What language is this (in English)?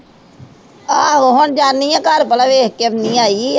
Punjabi